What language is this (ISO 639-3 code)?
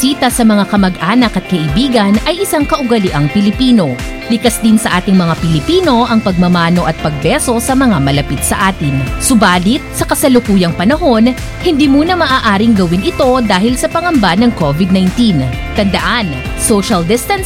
fil